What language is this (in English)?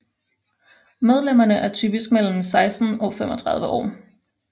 Danish